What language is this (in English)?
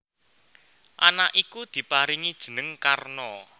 Javanese